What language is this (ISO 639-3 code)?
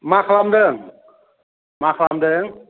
brx